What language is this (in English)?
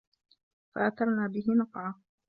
Arabic